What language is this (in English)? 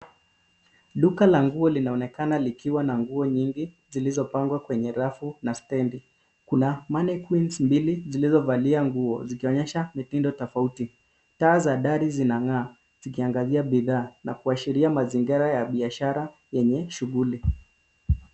Swahili